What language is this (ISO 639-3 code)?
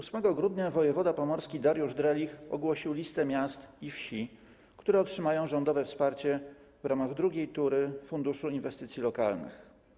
pol